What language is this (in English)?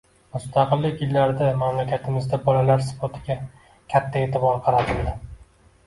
Uzbek